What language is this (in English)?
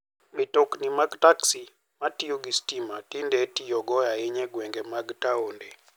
Luo (Kenya and Tanzania)